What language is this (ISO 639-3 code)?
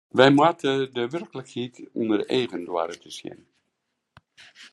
fry